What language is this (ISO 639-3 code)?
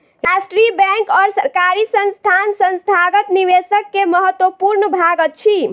mai